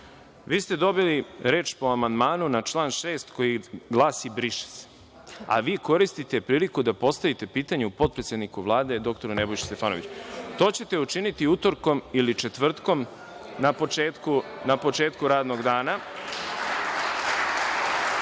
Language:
Serbian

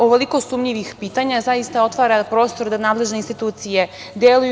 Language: Serbian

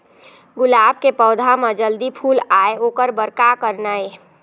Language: Chhattisgarhi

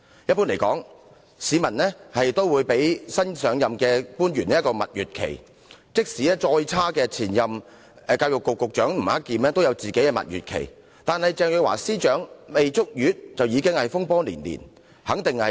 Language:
Cantonese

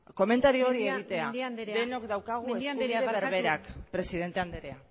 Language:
Basque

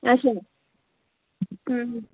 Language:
Kashmiri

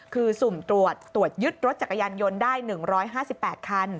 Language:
Thai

